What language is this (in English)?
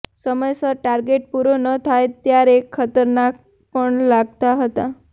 Gujarati